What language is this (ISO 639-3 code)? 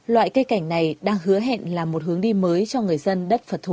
vie